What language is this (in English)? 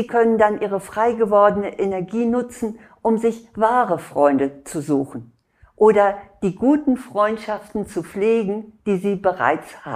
German